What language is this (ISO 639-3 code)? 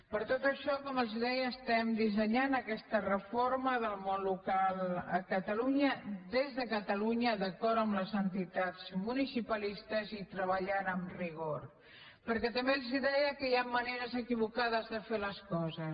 cat